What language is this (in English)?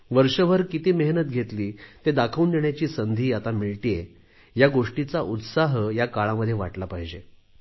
Marathi